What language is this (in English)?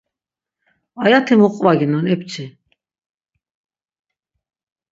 Laz